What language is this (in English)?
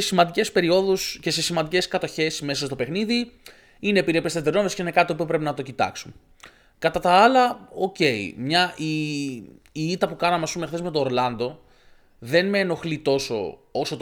Greek